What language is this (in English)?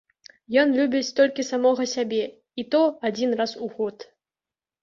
Belarusian